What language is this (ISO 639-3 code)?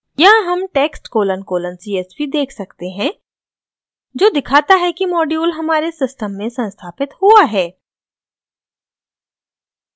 hin